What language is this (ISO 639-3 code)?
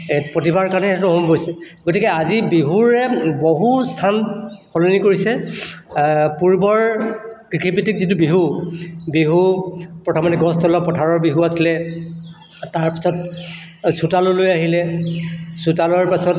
asm